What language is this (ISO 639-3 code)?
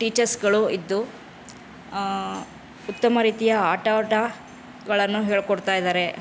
kan